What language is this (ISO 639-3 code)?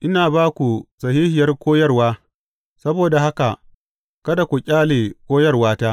hau